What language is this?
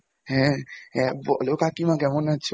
Bangla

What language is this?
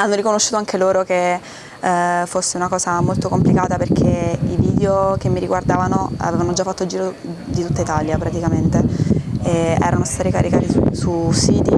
Italian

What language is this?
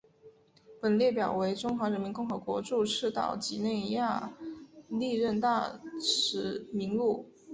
Chinese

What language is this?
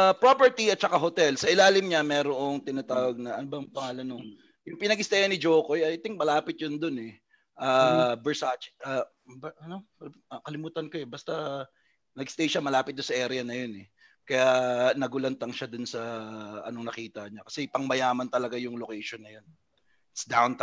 Filipino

